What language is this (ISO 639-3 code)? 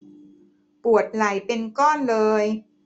tha